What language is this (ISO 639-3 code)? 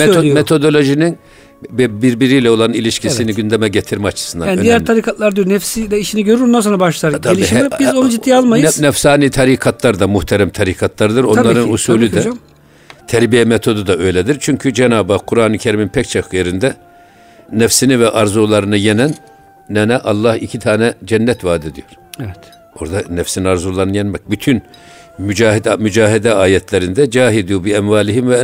tur